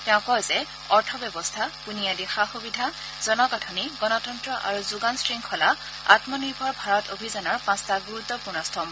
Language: Assamese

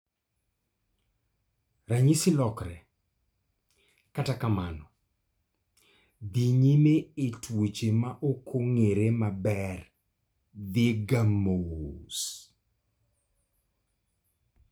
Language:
Luo (Kenya and Tanzania)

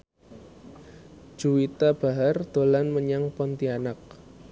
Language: Javanese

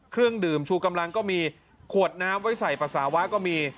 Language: Thai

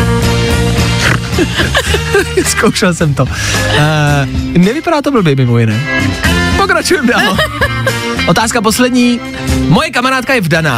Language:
Czech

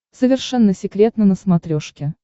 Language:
Russian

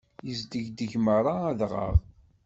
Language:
Kabyle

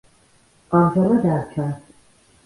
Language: Georgian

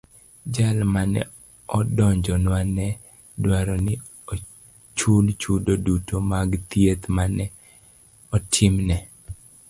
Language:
Luo (Kenya and Tanzania)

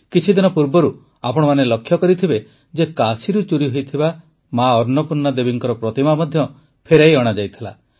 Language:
Odia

